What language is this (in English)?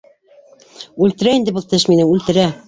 Bashkir